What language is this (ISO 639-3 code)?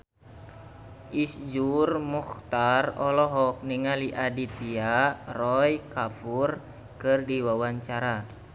sun